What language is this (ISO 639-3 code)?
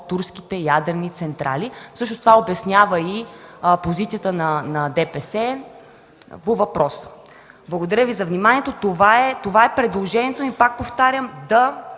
bul